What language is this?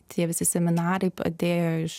Lithuanian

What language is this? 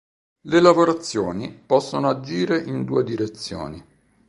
Italian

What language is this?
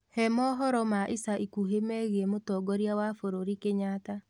Kikuyu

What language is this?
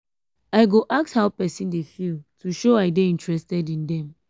Nigerian Pidgin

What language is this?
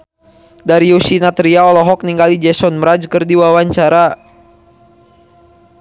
Sundanese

